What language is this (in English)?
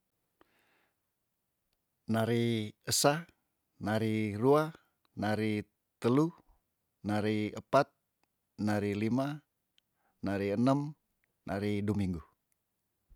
Tondano